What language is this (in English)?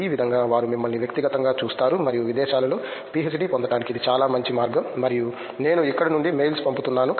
Telugu